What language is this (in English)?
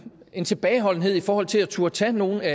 Danish